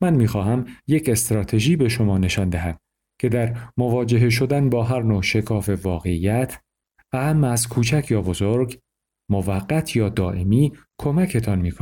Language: Persian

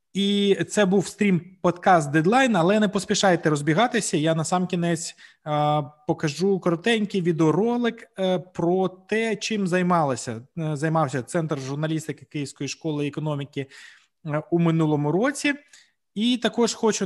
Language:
Ukrainian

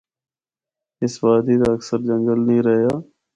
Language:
Northern Hindko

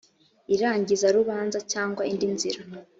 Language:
Kinyarwanda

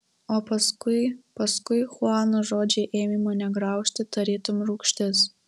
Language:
Lithuanian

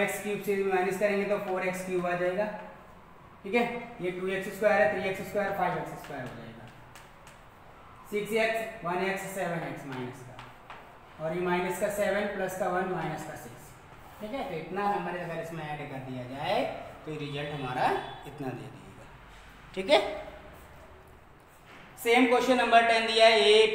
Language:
Hindi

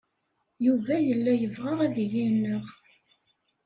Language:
Kabyle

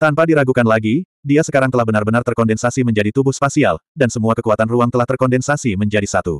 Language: Indonesian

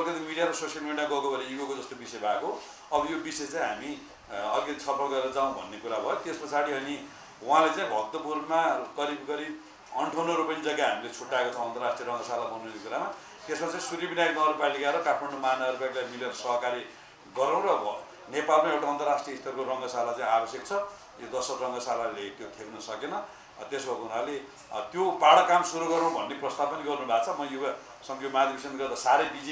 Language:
Turkish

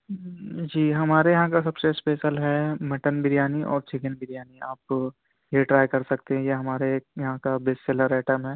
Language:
Urdu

